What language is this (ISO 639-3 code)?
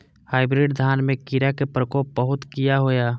mai